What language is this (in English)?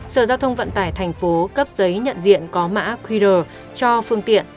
Vietnamese